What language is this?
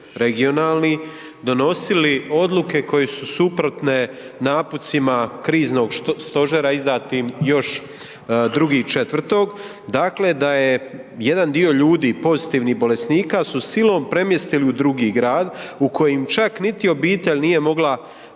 Croatian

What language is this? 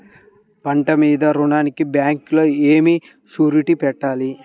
Telugu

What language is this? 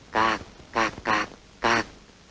Vietnamese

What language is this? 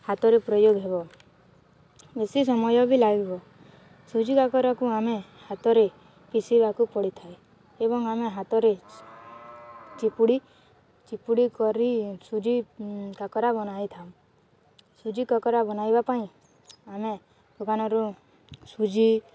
Odia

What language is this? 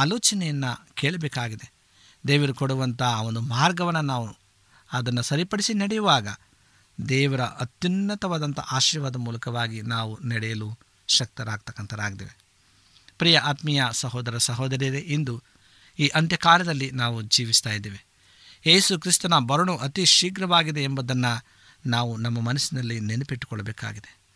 Kannada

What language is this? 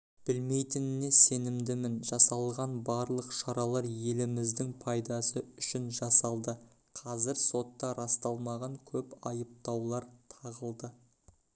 Kazakh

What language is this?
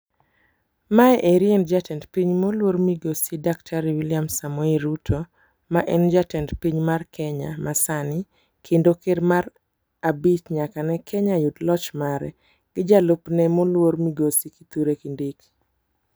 Luo (Kenya and Tanzania)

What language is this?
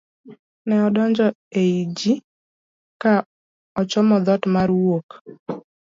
Luo (Kenya and Tanzania)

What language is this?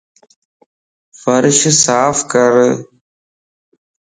Lasi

